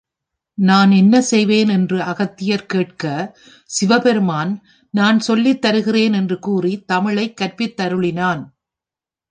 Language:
Tamil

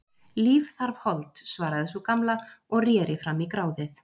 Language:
Icelandic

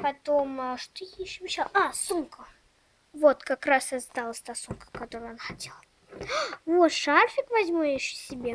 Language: Russian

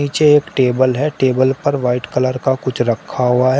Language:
Hindi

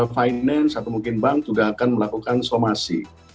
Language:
Indonesian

